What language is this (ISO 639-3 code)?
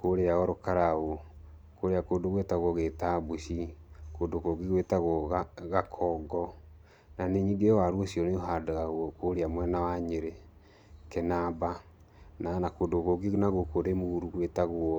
kik